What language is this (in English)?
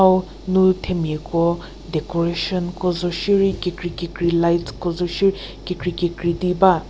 Angami Naga